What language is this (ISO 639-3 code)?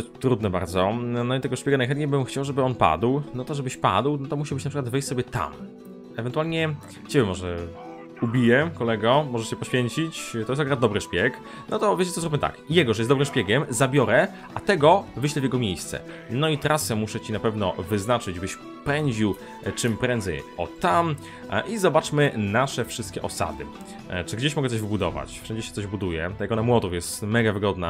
pol